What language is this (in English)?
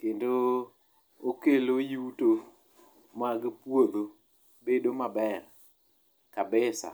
Luo (Kenya and Tanzania)